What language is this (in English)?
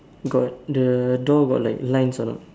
English